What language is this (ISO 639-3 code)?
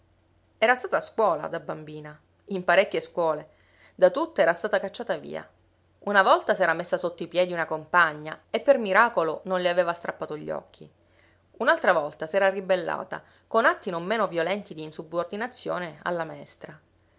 ita